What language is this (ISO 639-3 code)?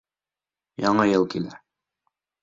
bak